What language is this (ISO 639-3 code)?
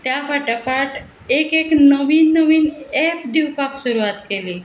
kok